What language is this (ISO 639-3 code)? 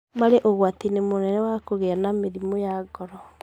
kik